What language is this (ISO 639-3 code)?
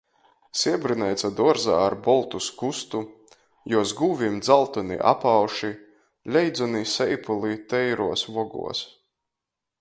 ltg